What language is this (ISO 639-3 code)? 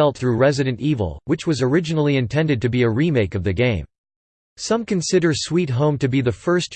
eng